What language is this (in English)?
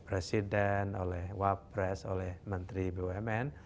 Indonesian